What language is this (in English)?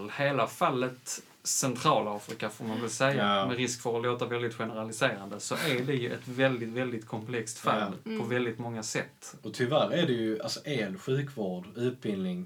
Swedish